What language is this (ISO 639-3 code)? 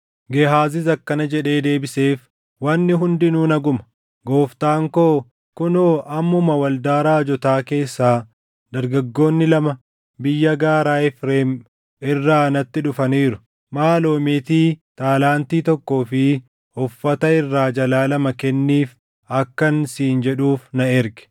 orm